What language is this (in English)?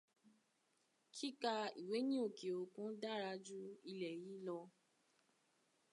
Yoruba